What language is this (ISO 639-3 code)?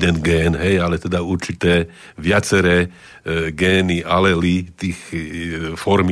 slk